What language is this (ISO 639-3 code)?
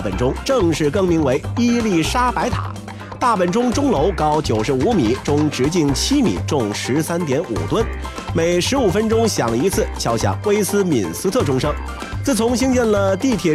zho